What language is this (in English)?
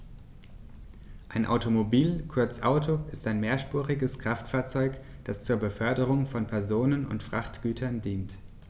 German